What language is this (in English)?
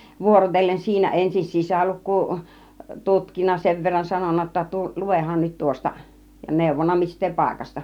Finnish